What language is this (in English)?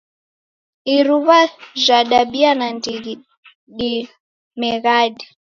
Taita